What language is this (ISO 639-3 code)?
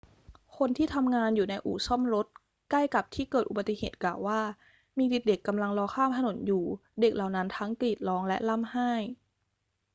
tha